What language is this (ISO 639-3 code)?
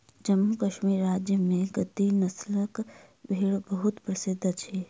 mai